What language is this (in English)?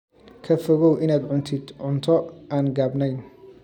Somali